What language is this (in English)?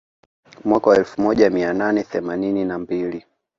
Swahili